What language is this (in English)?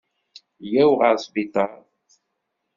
Kabyle